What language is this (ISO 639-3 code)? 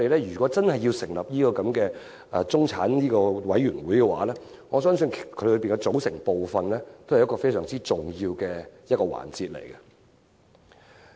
yue